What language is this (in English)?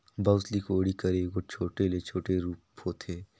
Chhattisgarhi